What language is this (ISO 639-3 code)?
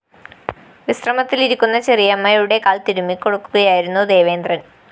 mal